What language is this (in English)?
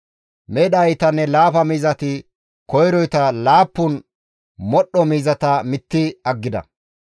Gamo